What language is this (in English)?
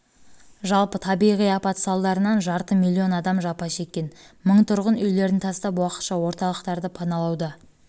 Kazakh